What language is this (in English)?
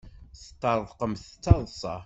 Kabyle